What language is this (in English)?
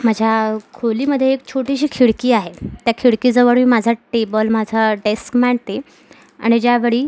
Marathi